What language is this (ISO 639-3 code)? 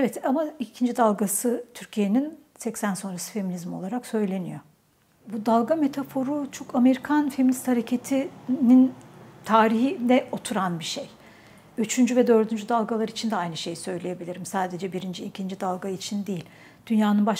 tur